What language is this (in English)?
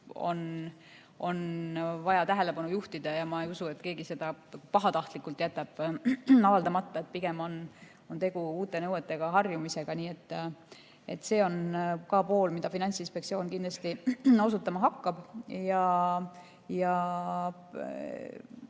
Estonian